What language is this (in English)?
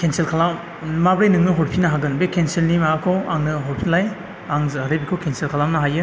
Bodo